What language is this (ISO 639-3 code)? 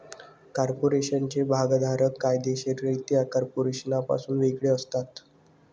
mar